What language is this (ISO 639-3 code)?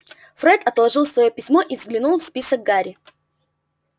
rus